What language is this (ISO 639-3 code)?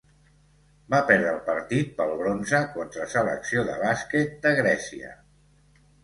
cat